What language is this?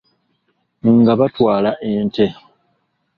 Ganda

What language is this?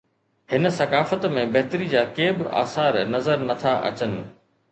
Sindhi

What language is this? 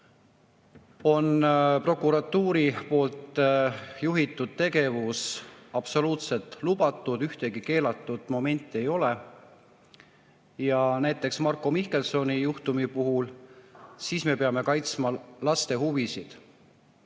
Estonian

